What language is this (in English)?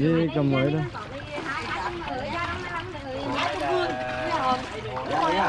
Vietnamese